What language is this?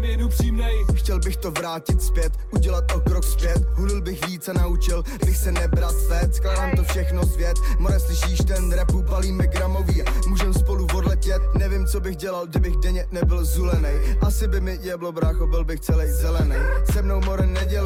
Czech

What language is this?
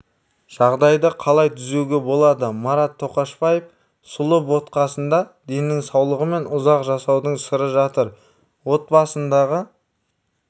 Kazakh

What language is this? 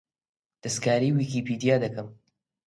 Central Kurdish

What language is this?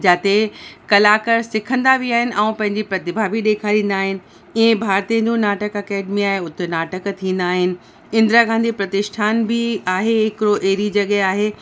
Sindhi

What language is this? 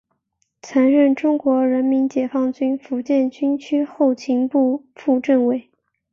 Chinese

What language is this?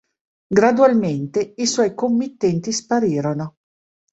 Italian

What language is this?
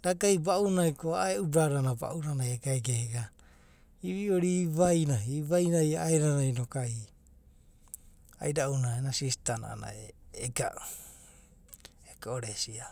Abadi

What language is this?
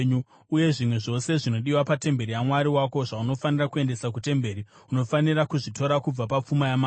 Shona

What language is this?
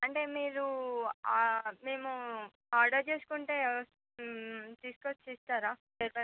Telugu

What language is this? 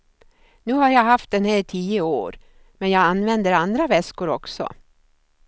Swedish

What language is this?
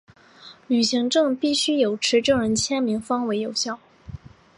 Chinese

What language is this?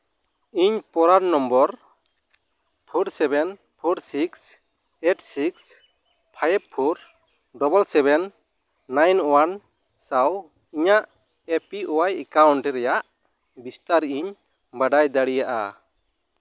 Santali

